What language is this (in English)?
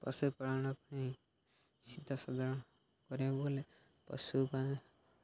Odia